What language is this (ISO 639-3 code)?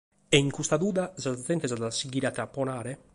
srd